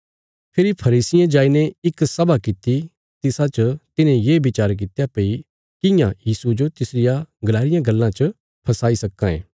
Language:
Bilaspuri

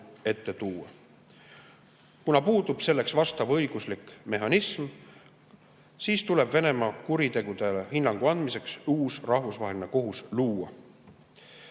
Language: Estonian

